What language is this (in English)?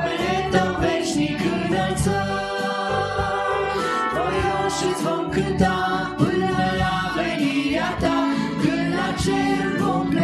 Romanian